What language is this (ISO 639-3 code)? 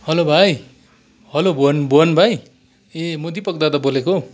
nep